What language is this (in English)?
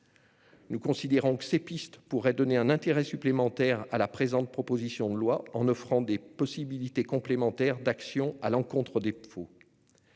French